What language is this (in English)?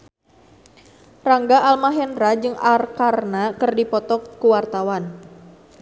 Sundanese